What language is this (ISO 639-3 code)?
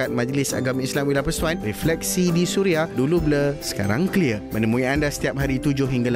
msa